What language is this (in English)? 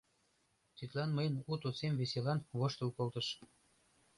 Mari